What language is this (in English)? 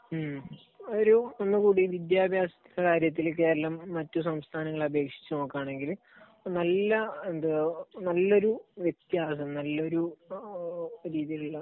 Malayalam